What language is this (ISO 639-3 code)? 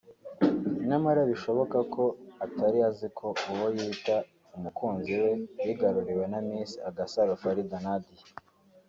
kin